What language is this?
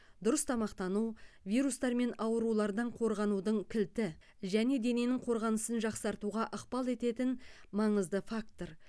Kazakh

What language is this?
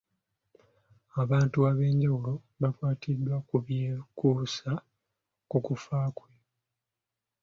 Ganda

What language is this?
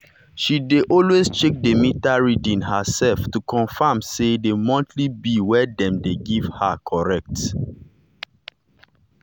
Nigerian Pidgin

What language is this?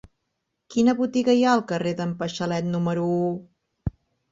Catalan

